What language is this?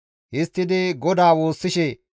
Gamo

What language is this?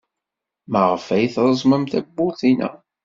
Kabyle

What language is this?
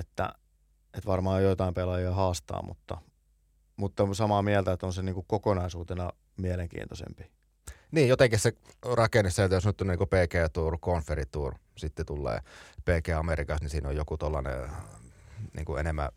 Finnish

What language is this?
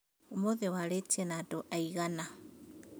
Kikuyu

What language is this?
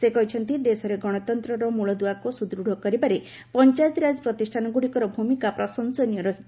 Odia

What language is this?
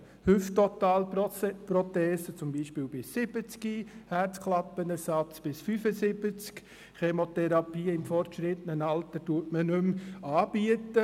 Swiss German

